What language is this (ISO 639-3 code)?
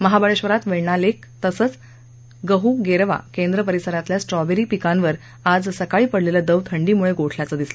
mar